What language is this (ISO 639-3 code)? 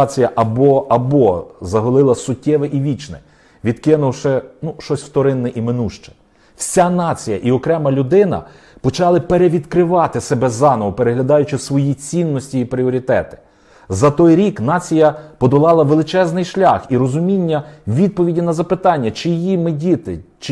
ukr